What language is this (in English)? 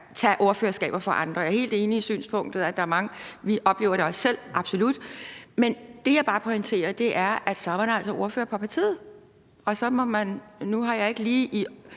Danish